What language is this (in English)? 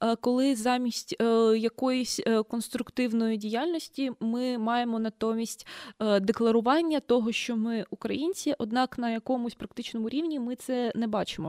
Ukrainian